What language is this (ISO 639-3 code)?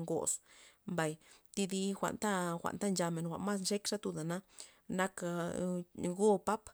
ztp